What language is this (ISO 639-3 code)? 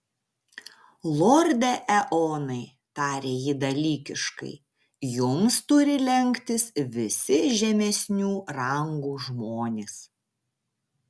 lit